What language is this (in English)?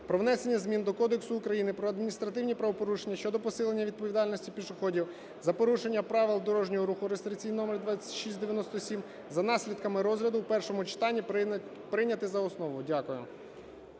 Ukrainian